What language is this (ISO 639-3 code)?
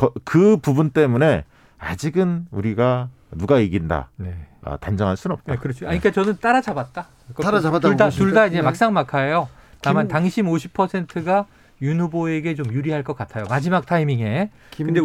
kor